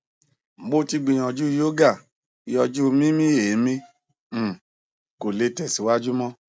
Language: Yoruba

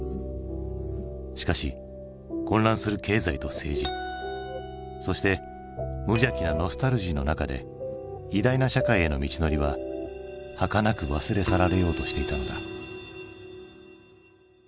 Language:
Japanese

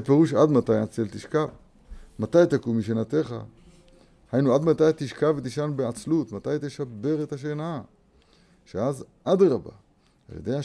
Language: Hebrew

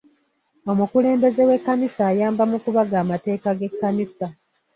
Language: Ganda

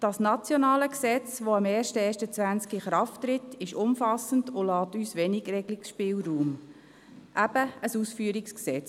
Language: Swiss German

